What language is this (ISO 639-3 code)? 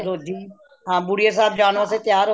pan